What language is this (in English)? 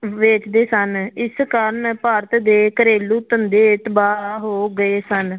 Punjabi